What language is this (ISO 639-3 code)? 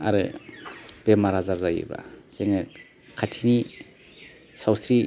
brx